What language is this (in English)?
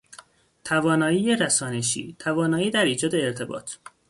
Persian